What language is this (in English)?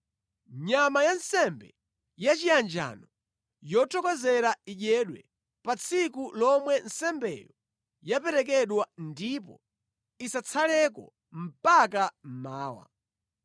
Nyanja